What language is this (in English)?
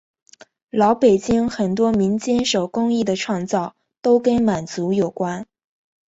Chinese